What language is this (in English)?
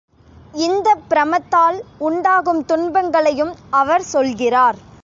Tamil